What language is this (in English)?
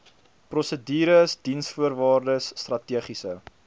Afrikaans